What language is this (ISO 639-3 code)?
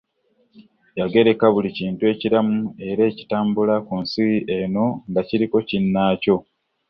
lug